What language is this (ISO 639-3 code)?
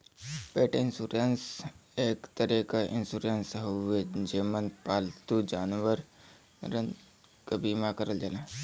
bho